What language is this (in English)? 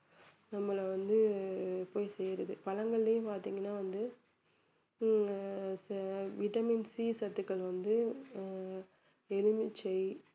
Tamil